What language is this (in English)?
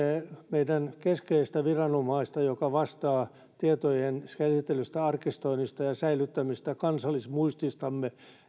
Finnish